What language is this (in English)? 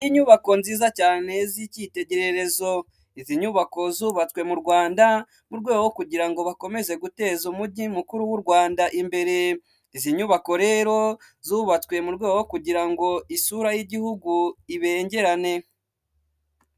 Kinyarwanda